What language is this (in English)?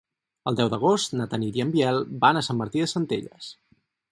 Catalan